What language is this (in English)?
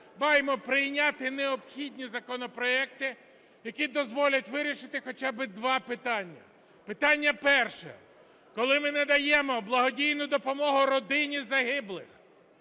Ukrainian